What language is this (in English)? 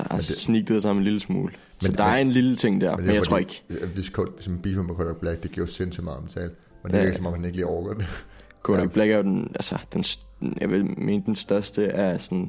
Danish